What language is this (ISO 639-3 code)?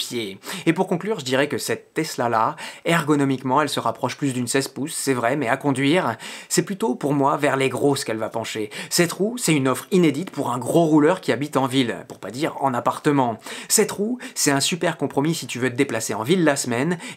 fra